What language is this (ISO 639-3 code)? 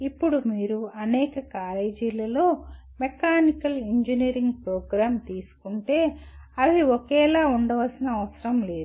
tel